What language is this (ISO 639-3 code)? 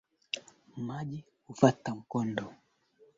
swa